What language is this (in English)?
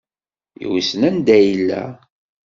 Kabyle